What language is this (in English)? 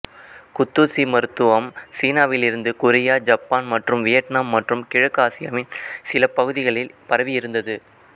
Tamil